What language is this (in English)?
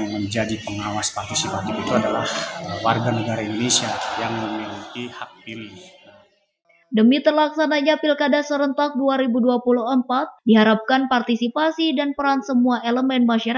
Indonesian